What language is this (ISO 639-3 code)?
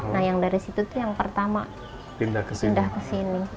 ind